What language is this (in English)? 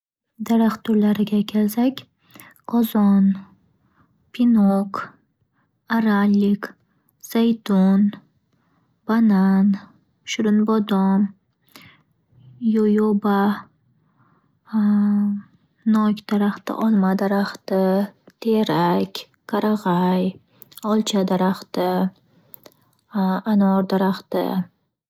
Uzbek